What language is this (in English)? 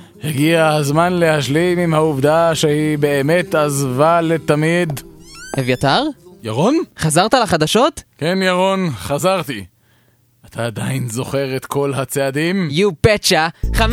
Hebrew